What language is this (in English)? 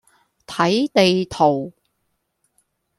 Cantonese